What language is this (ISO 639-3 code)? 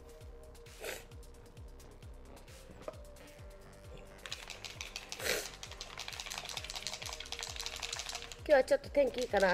jpn